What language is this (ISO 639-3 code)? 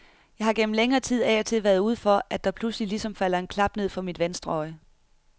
dan